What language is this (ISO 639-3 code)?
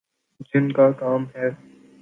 urd